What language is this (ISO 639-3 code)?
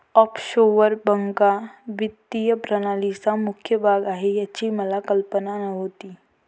mar